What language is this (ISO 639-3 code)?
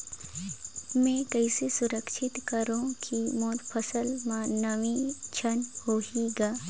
hne